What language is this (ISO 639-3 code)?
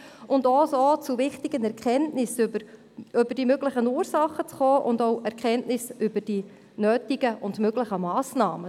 gsw